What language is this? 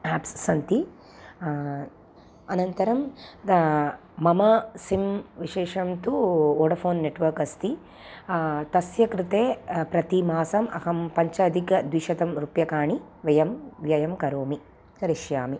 Sanskrit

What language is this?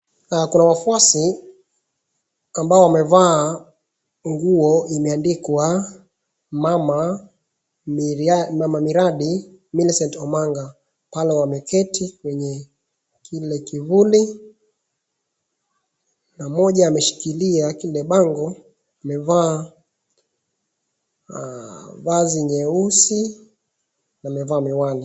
Swahili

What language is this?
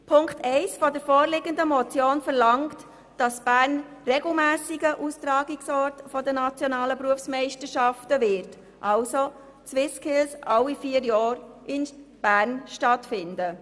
Swiss German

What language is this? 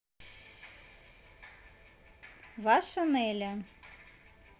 Russian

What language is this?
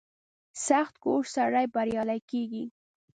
Pashto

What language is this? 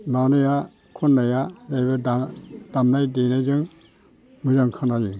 Bodo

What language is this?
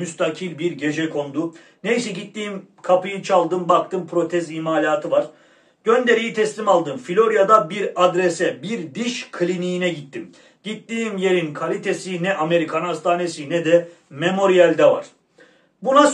Turkish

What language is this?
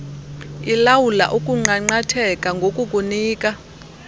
Xhosa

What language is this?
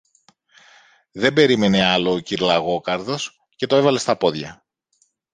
Greek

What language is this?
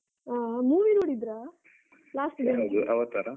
Kannada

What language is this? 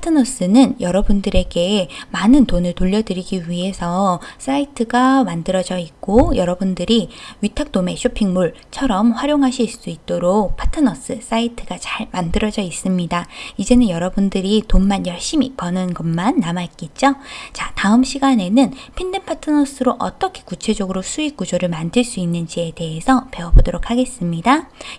Korean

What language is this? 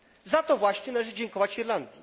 Polish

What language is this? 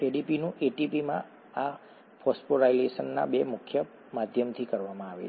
Gujarati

